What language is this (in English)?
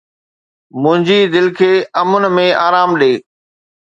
Sindhi